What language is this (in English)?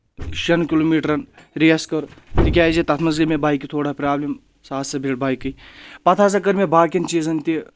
Kashmiri